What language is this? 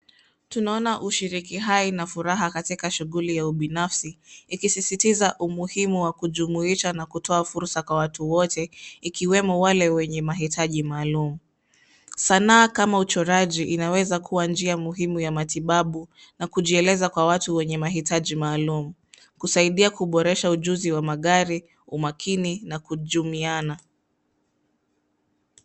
Swahili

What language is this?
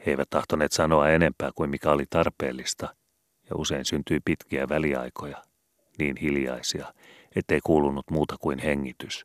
Finnish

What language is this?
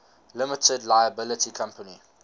English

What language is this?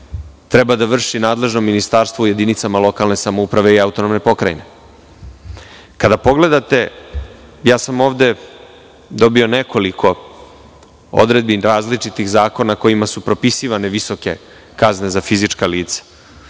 Serbian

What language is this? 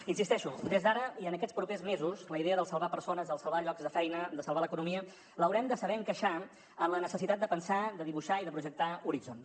Catalan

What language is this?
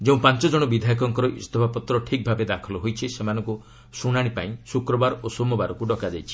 Odia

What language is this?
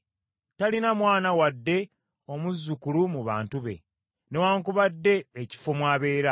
Ganda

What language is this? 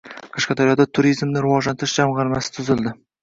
Uzbek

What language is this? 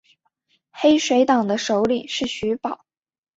Chinese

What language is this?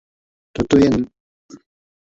Czech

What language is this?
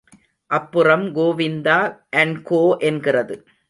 Tamil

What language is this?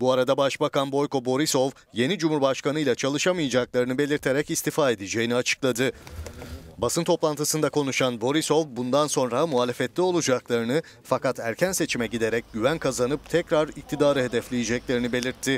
Turkish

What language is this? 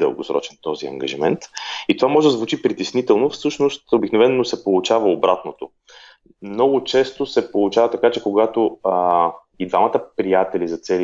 Bulgarian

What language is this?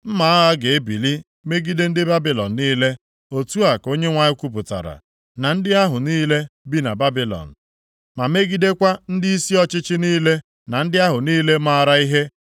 Igbo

